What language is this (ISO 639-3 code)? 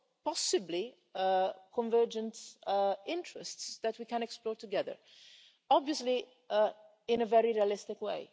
eng